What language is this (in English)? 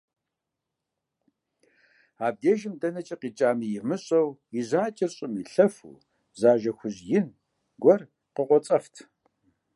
Kabardian